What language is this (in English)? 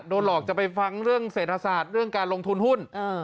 Thai